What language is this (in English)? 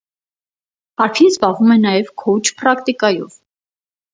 Armenian